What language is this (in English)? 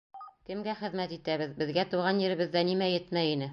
Bashkir